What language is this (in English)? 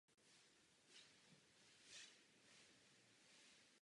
Czech